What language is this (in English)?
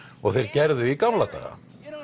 Icelandic